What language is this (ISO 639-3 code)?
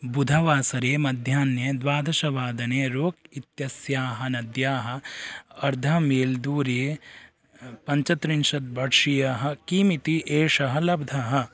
san